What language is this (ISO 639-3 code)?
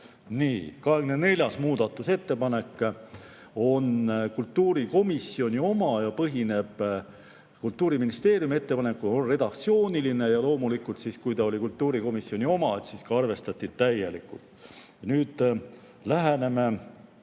est